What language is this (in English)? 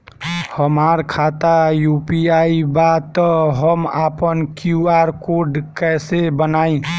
Bhojpuri